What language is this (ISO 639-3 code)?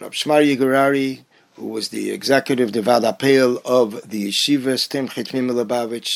eng